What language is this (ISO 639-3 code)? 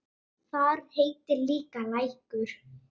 isl